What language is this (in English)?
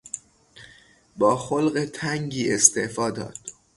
Persian